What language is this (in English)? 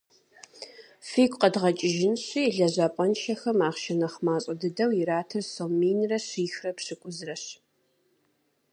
Kabardian